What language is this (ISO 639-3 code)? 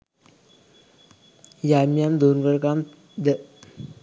sin